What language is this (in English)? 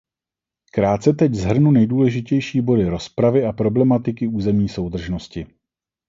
Czech